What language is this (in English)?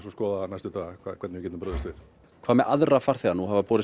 Icelandic